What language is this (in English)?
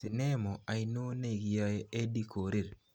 Kalenjin